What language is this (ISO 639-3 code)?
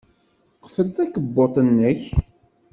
kab